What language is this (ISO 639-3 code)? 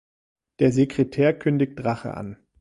deu